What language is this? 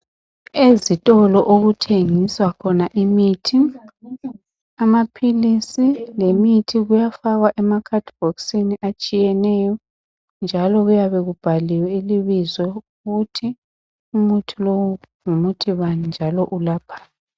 North Ndebele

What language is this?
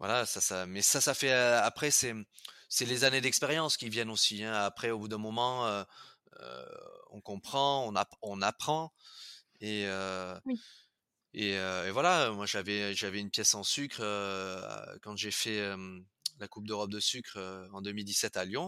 French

